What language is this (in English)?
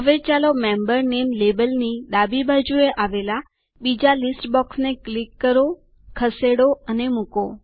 Gujarati